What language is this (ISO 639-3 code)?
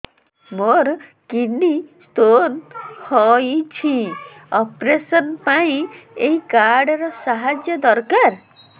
ori